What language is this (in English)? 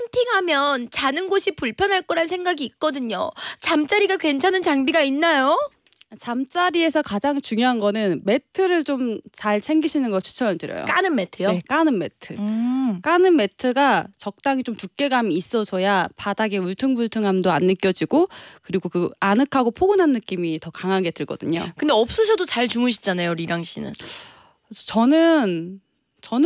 Korean